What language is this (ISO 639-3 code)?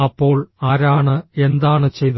mal